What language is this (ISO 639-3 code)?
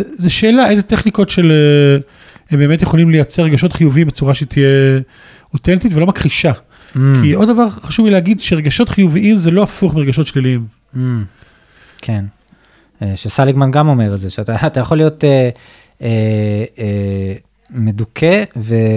heb